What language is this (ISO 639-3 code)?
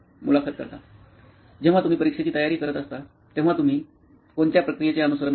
mar